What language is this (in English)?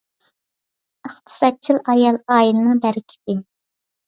Uyghur